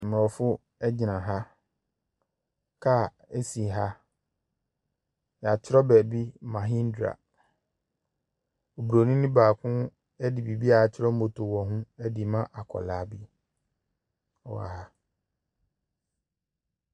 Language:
Akan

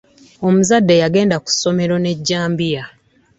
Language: Ganda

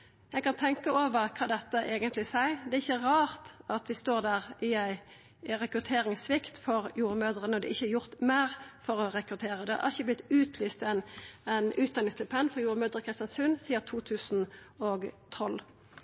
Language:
Norwegian Nynorsk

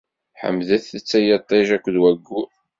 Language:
Kabyle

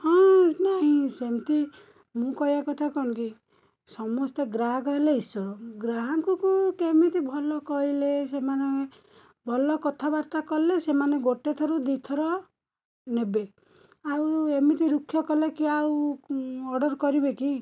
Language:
Odia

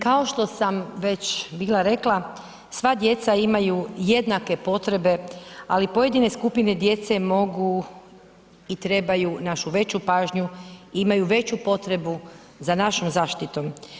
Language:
Croatian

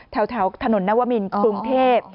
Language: Thai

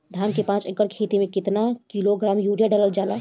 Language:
Bhojpuri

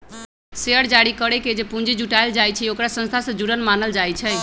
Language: Magahi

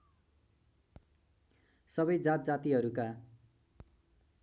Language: Nepali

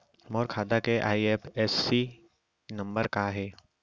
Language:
Chhattisgarhi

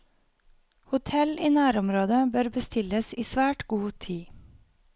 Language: Norwegian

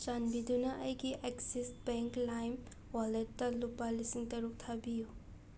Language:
Manipuri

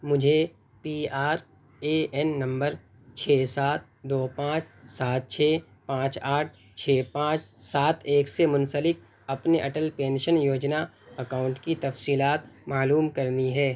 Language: Urdu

